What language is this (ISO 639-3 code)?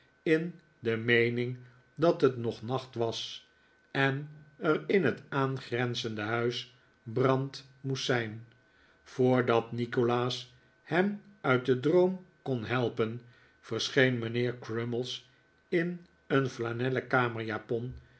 nld